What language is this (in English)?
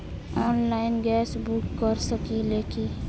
Bhojpuri